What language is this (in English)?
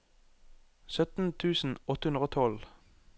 Norwegian